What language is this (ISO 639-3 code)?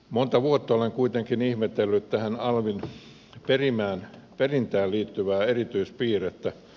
fin